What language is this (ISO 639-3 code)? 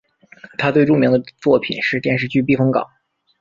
zho